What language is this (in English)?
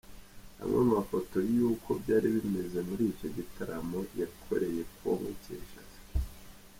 Kinyarwanda